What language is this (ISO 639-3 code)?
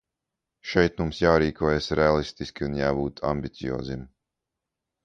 lav